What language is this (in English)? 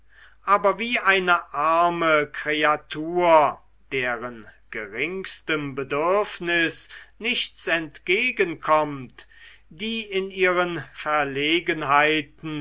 German